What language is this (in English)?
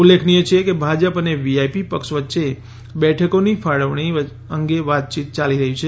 Gujarati